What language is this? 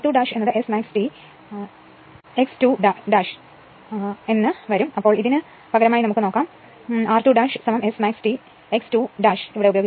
Malayalam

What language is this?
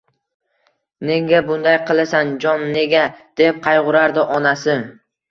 Uzbek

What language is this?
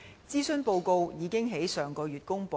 Cantonese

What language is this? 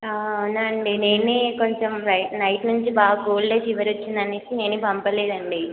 Telugu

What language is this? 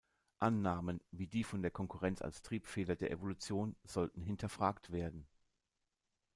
German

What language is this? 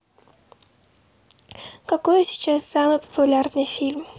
Russian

